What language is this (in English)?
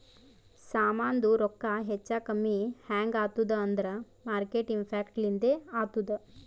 Kannada